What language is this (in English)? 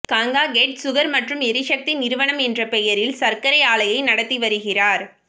Tamil